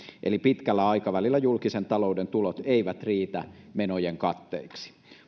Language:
Finnish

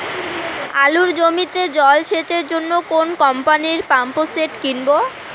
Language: Bangla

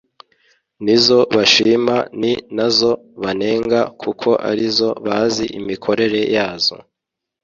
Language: Kinyarwanda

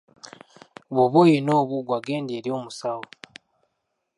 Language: Ganda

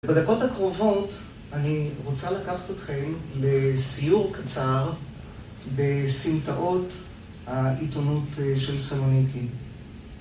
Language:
Hebrew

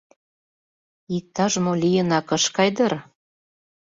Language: Mari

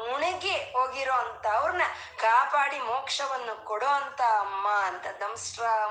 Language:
Kannada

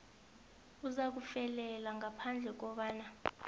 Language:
South Ndebele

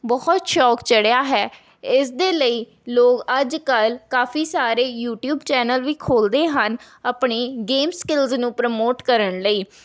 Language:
Punjabi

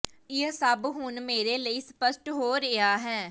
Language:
Punjabi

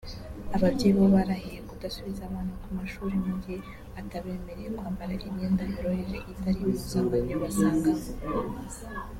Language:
Kinyarwanda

